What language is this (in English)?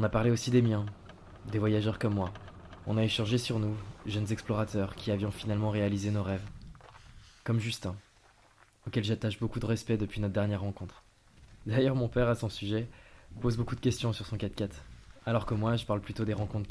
French